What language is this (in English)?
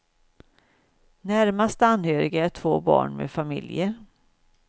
Swedish